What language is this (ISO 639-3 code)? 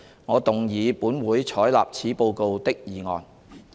yue